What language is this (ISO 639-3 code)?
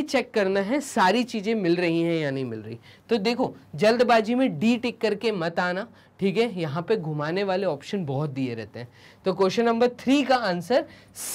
hin